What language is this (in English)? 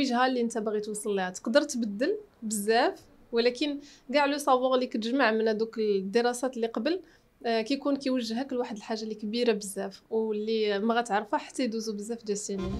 Arabic